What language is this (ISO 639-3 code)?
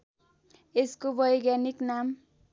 nep